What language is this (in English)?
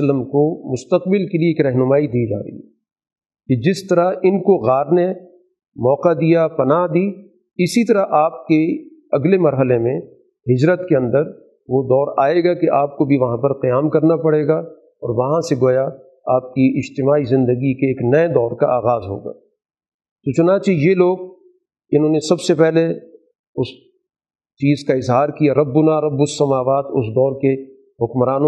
Urdu